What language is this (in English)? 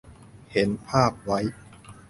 Thai